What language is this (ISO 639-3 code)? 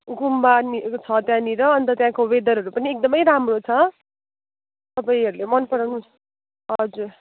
nep